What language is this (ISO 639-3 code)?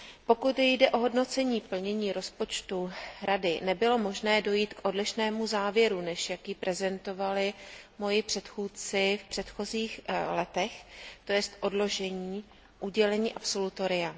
ces